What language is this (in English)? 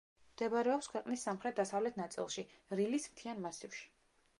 Georgian